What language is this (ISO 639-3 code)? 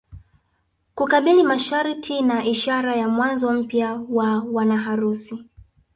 swa